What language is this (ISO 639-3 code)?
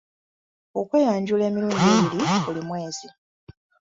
lug